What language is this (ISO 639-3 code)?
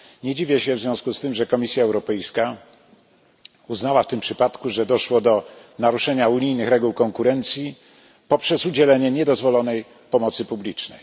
pol